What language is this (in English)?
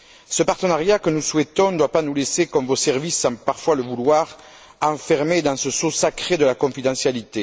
French